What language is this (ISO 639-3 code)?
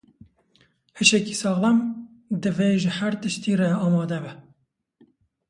kur